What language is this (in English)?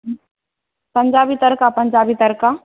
Maithili